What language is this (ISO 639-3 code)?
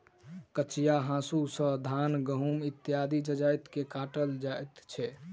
mai